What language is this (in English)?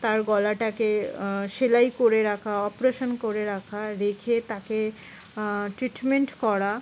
Bangla